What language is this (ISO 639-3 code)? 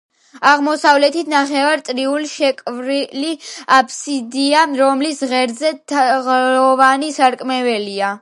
kat